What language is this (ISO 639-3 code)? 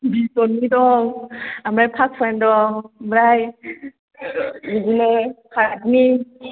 brx